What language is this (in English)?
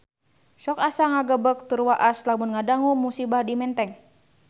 Sundanese